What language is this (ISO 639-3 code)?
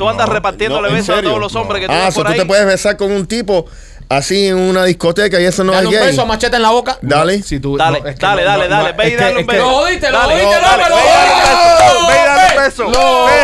spa